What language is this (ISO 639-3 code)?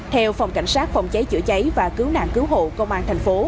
vie